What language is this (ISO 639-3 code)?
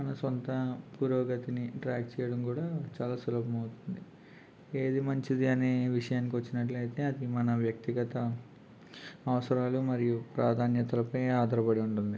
tel